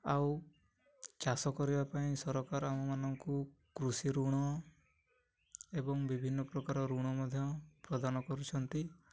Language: Odia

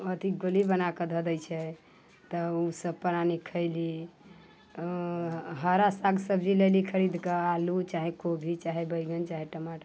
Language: Maithili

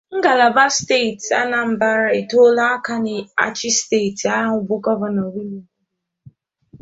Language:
Igbo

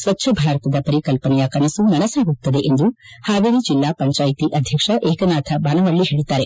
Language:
Kannada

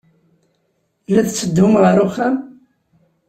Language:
Kabyle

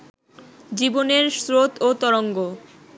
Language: Bangla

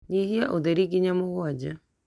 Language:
Kikuyu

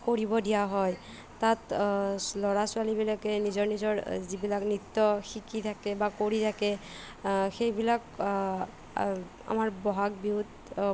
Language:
Assamese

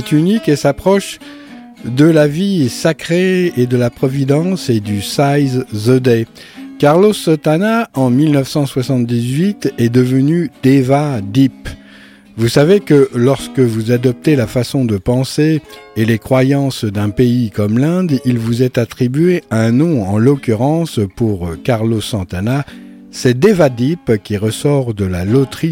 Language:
French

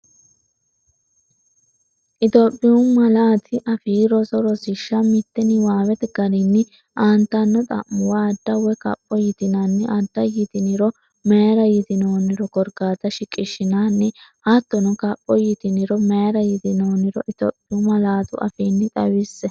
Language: Sidamo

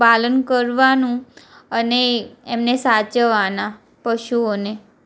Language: Gujarati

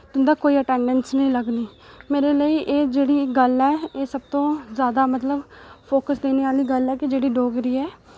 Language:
Dogri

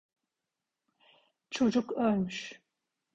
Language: Turkish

